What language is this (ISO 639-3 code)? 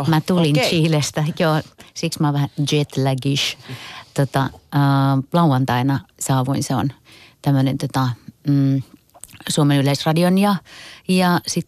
fin